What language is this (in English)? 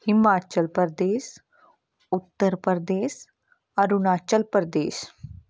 Punjabi